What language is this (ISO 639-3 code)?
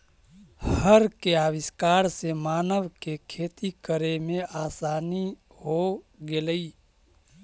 mag